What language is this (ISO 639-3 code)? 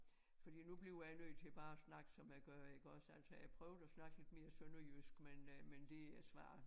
dan